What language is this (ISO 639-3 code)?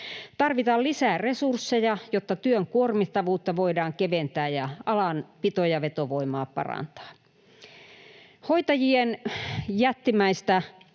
fin